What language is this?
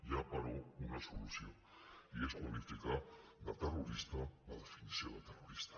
Catalan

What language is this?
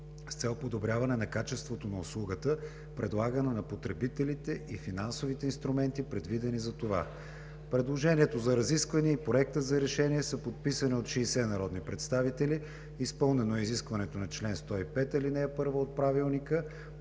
Bulgarian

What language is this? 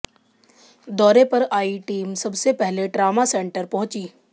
Hindi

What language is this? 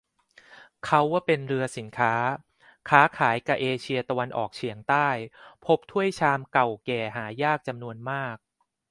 Thai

